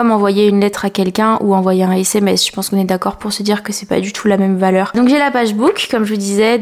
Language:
French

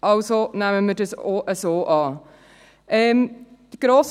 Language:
Swiss German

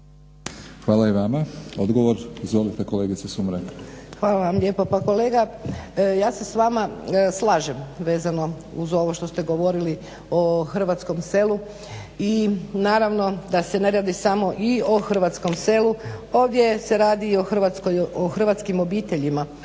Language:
Croatian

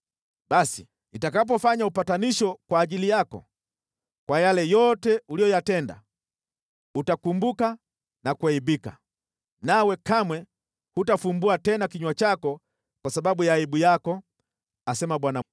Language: Swahili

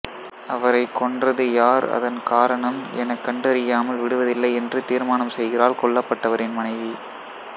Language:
Tamil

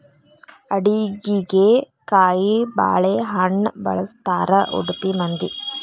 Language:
Kannada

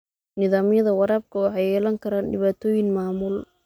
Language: Somali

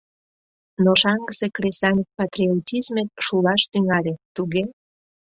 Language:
Mari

